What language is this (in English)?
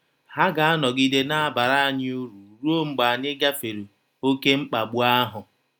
Igbo